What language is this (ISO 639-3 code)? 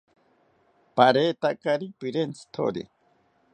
cpy